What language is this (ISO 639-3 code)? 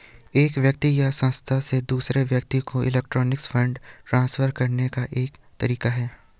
hin